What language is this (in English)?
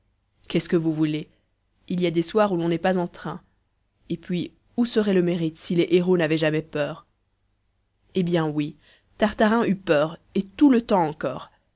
French